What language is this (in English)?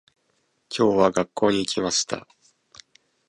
Japanese